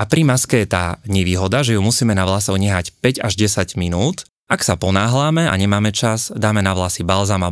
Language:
Slovak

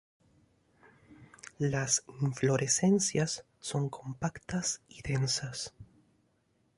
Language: Spanish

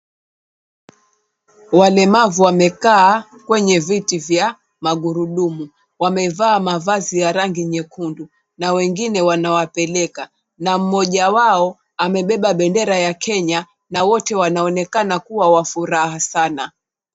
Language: Swahili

